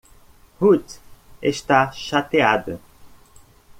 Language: Portuguese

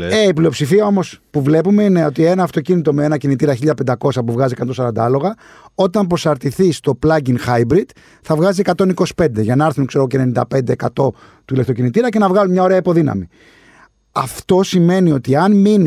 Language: Greek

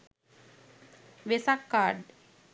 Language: Sinhala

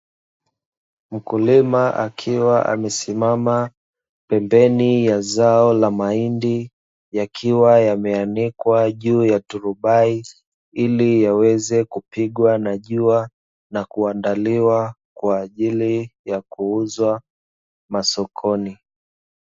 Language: Swahili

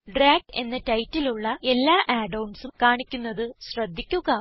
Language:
Malayalam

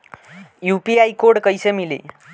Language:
Bhojpuri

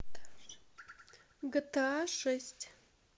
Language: Russian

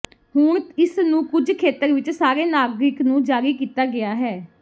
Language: Punjabi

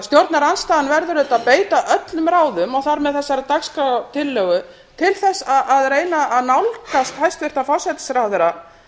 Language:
Icelandic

